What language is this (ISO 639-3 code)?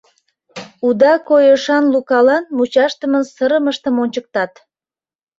chm